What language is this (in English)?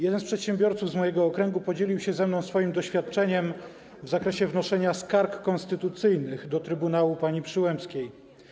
Polish